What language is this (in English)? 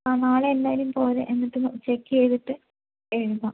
Malayalam